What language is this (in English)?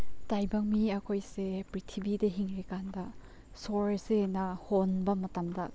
Manipuri